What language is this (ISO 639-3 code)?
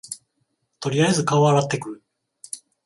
jpn